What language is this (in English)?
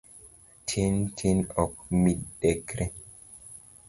Luo (Kenya and Tanzania)